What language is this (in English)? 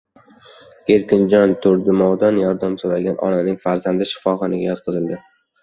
Uzbek